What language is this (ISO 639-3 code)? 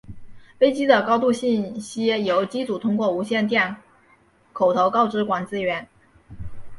zho